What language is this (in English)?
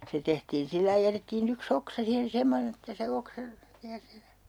Finnish